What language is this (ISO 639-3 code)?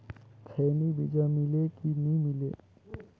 hne